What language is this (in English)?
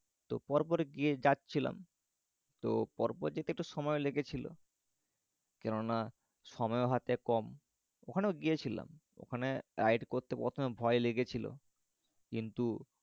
Bangla